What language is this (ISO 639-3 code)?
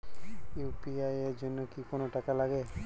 ben